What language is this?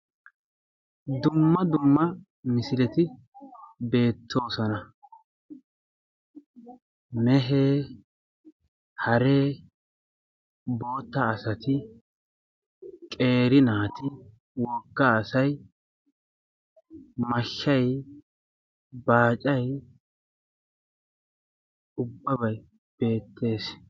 Wolaytta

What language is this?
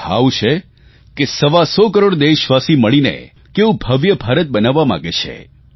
Gujarati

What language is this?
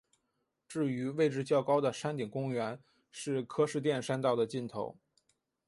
Chinese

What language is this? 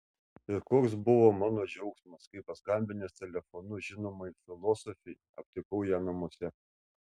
Lithuanian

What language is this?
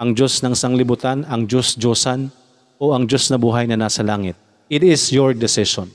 Filipino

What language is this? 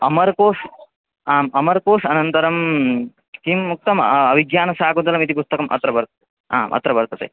Sanskrit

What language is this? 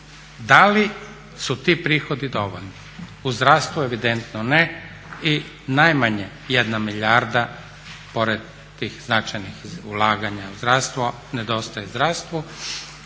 Croatian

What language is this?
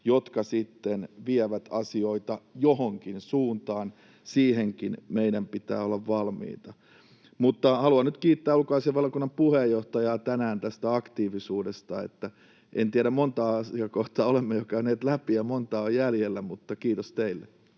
Finnish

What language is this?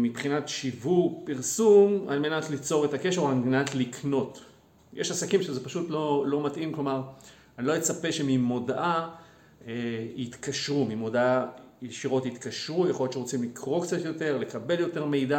Hebrew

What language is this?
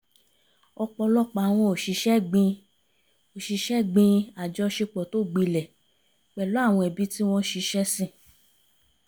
Yoruba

